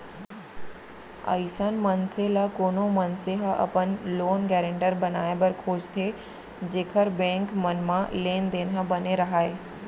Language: Chhattisgarhi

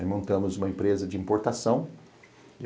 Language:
Portuguese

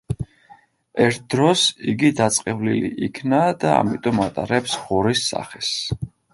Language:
Georgian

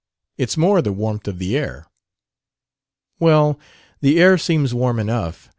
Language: English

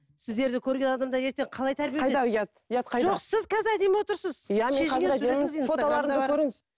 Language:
Kazakh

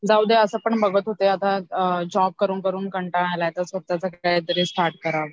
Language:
Marathi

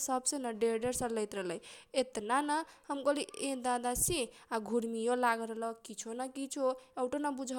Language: Kochila Tharu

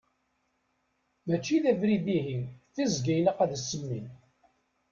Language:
Kabyle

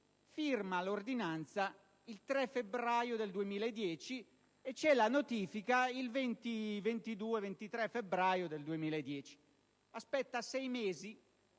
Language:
Italian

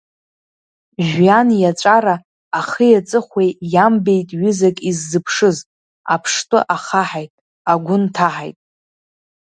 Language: Abkhazian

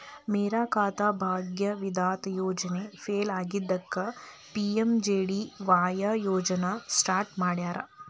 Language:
Kannada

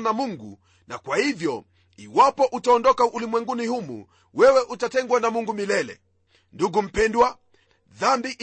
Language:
Swahili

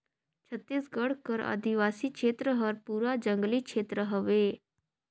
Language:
Chhattisgarhi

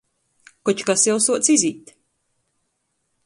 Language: Latgalian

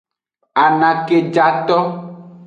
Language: Aja (Benin)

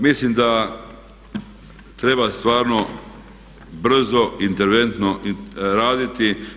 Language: Croatian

